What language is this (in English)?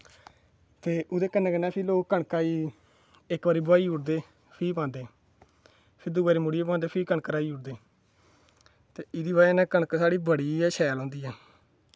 Dogri